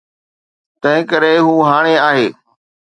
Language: Sindhi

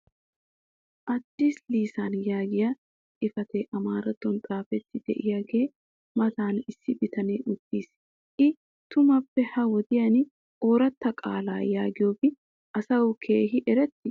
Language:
Wolaytta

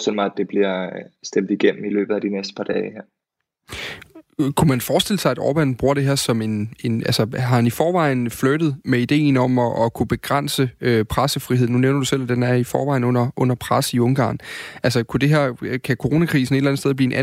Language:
Danish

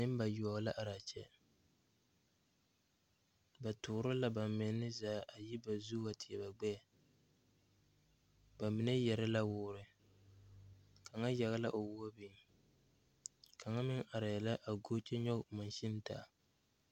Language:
Southern Dagaare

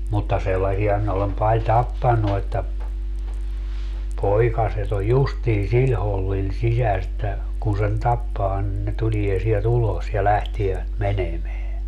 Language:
Finnish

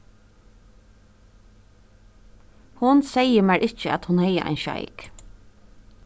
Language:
Faroese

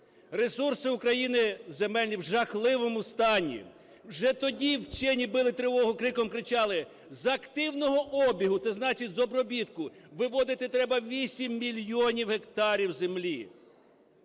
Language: Ukrainian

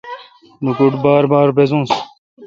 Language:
Kalkoti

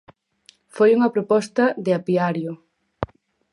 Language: Galician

